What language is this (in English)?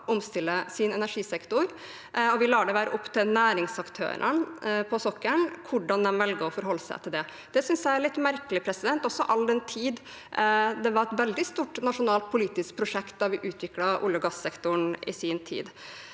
Norwegian